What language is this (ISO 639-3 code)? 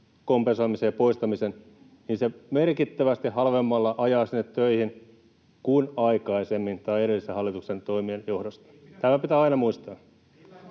fin